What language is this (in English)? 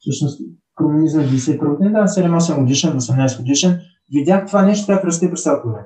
Bulgarian